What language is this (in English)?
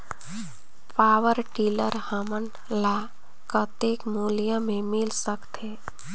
Chhattisgarhi